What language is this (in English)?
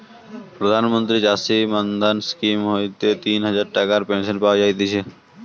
Bangla